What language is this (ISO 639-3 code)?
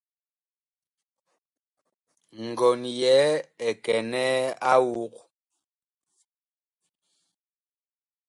bkh